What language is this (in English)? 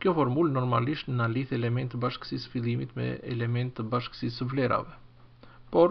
Dutch